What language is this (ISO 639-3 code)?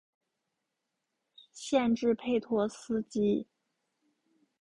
zho